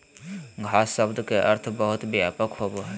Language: Magahi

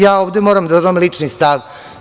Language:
Serbian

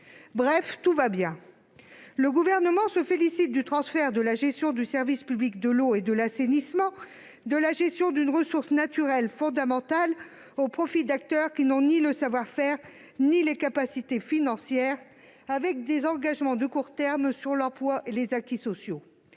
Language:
French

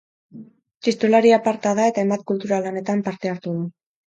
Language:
Basque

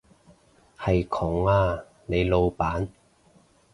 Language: Cantonese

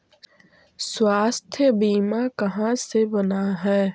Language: Magahi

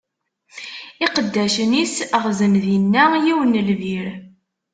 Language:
Kabyle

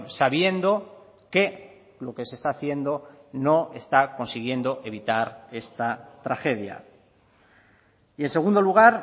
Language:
Spanish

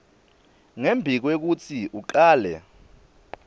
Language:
Swati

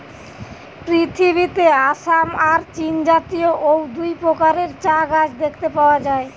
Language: Bangla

